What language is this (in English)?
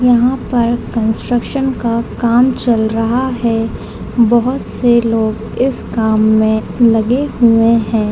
Hindi